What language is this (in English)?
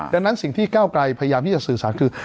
Thai